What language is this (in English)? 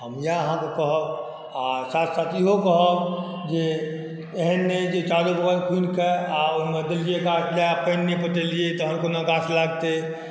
Maithili